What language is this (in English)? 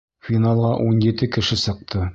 Bashkir